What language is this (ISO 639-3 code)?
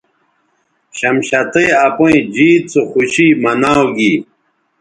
btv